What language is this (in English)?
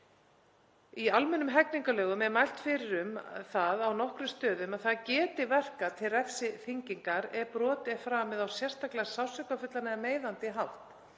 Icelandic